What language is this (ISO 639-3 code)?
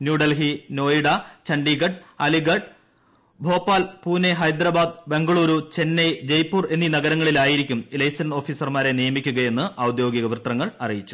mal